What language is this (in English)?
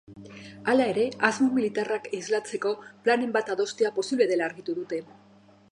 Basque